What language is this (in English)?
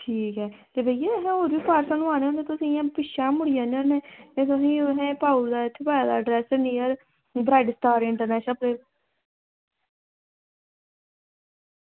Dogri